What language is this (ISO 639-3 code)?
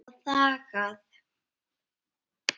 isl